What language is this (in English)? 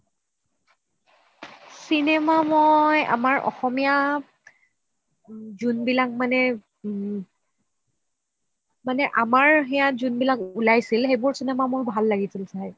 Assamese